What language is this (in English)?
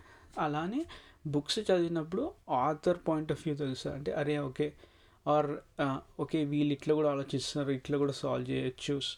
Telugu